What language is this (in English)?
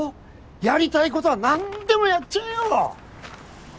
Japanese